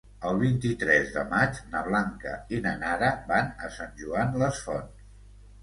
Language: Catalan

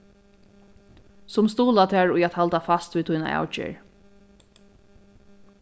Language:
Faroese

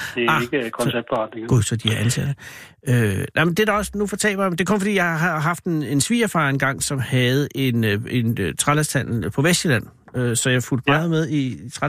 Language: Danish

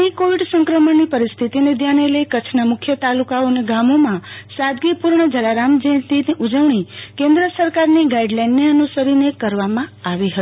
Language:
Gujarati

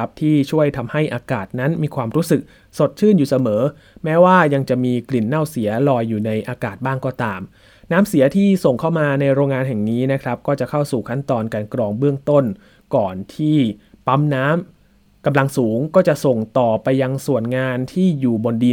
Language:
Thai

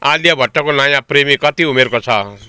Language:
Nepali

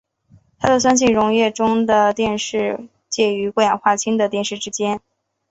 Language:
Chinese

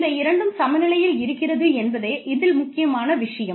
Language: Tamil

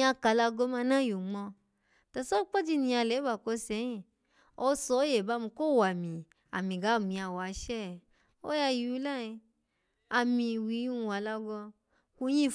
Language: Alago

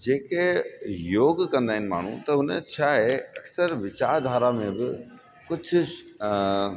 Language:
Sindhi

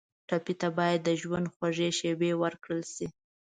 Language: Pashto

